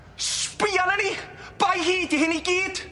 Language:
Welsh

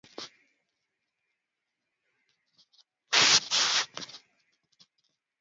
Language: Swahili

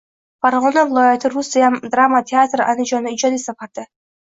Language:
Uzbek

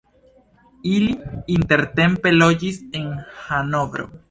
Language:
Esperanto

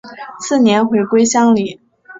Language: Chinese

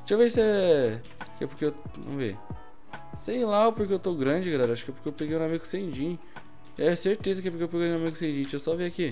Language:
Portuguese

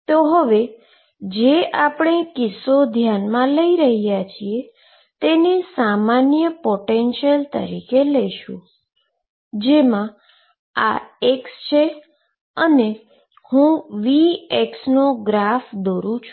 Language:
Gujarati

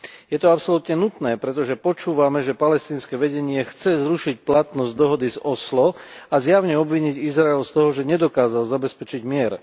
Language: Slovak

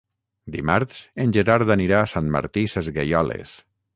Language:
Catalan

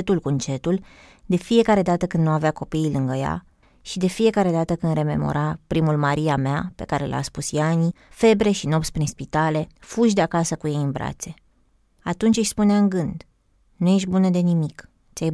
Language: Romanian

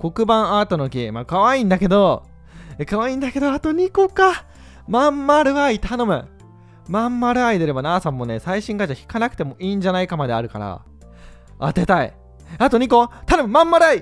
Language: Japanese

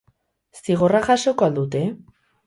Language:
Basque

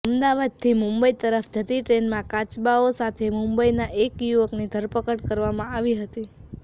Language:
Gujarati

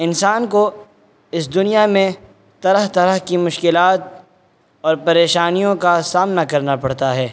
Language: Urdu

